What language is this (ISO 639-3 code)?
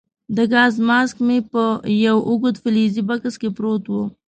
pus